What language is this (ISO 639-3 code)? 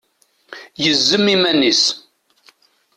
kab